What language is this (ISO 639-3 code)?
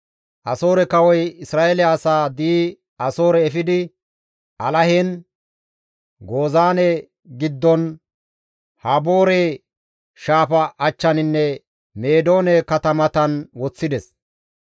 gmv